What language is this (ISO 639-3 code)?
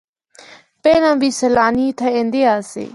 hno